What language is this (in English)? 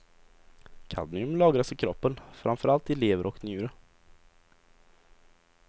Swedish